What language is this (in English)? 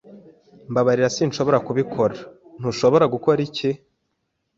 Kinyarwanda